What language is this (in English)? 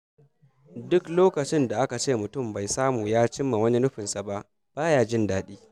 Hausa